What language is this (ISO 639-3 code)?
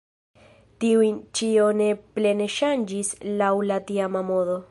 epo